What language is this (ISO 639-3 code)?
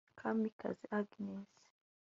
kin